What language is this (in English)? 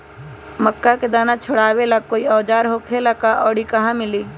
Magahi